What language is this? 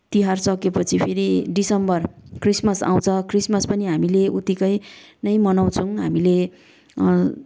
Nepali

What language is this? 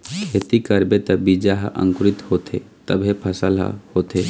Chhattisgarhi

